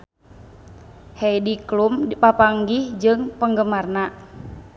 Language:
Sundanese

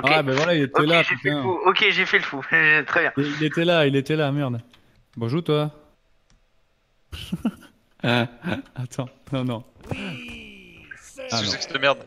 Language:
French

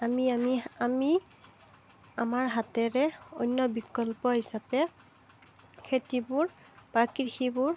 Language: Assamese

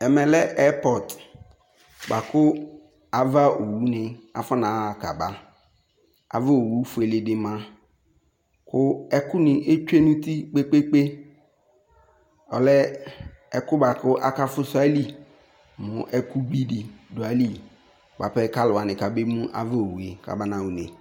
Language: Ikposo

